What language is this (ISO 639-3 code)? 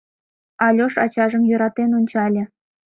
chm